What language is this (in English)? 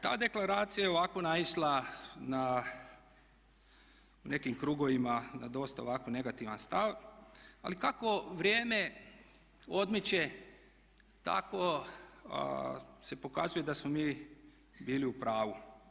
Croatian